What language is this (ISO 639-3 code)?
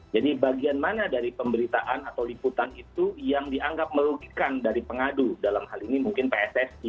ind